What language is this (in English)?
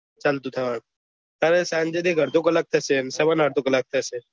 Gujarati